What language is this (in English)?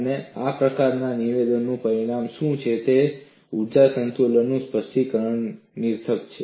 Gujarati